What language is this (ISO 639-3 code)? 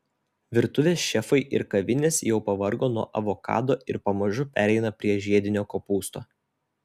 lit